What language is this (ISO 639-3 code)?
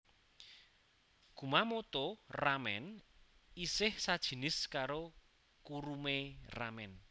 jav